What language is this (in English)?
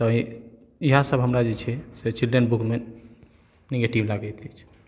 Maithili